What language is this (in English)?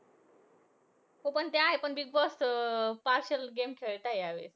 Marathi